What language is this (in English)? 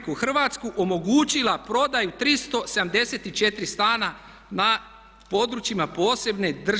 Croatian